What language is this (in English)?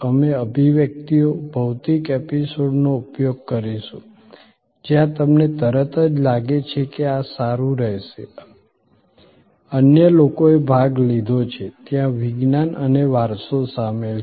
Gujarati